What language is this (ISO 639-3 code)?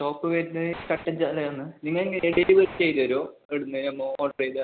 mal